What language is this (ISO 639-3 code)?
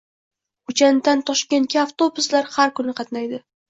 uzb